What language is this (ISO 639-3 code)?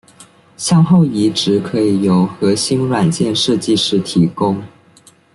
zho